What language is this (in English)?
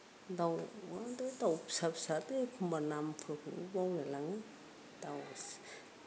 Bodo